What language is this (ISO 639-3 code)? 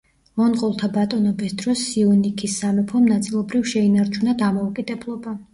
kat